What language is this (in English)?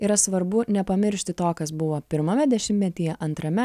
Lithuanian